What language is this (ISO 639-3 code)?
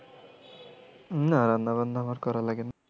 ben